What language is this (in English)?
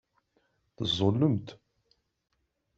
Kabyle